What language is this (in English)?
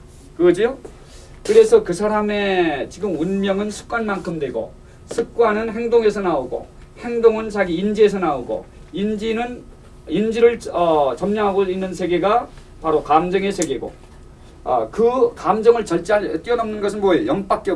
Korean